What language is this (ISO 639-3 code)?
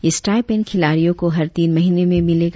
hin